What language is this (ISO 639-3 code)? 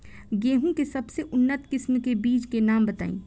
bho